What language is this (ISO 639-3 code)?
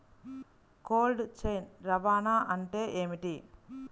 tel